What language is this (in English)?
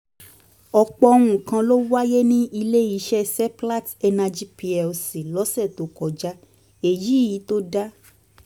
Yoruba